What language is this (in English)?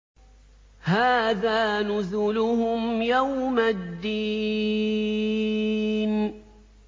Arabic